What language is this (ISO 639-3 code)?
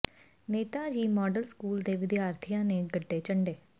pan